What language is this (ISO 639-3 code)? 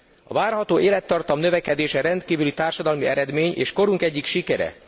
hun